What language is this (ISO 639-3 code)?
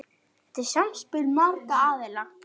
isl